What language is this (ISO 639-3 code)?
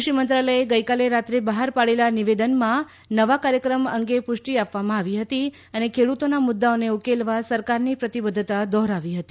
guj